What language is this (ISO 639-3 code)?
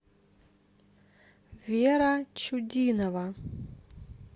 rus